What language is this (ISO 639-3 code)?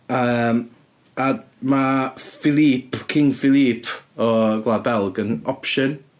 cym